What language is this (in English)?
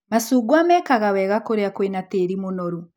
Kikuyu